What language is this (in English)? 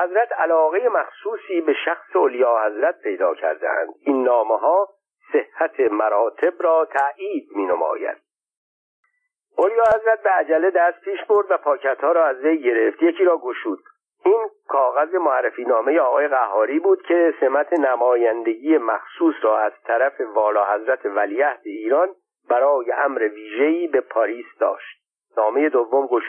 Persian